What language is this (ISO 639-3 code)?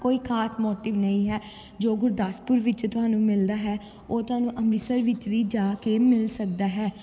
pan